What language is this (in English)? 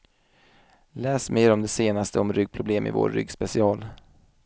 Swedish